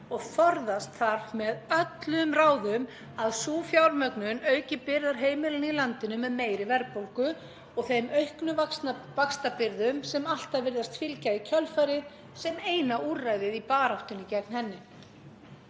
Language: Icelandic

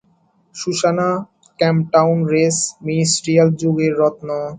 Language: Bangla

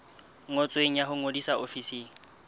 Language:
Southern Sotho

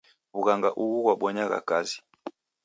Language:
Taita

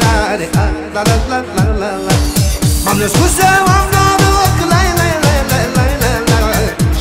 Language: Romanian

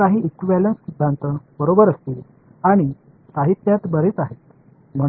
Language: Tamil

